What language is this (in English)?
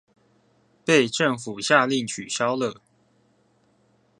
Chinese